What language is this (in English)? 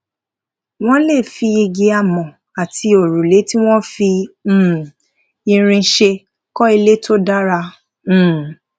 Yoruba